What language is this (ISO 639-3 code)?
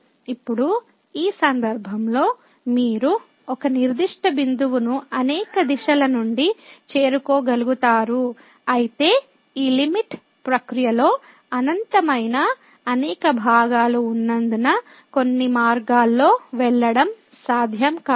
tel